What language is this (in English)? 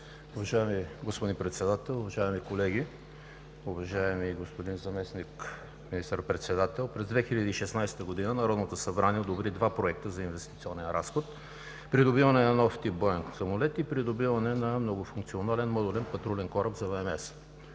Bulgarian